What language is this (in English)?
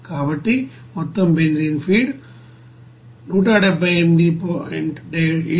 Telugu